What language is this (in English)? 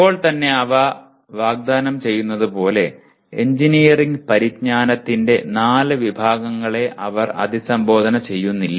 Malayalam